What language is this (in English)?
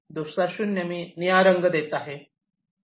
Marathi